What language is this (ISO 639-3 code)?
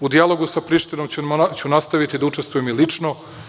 srp